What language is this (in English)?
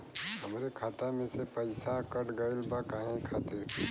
Bhojpuri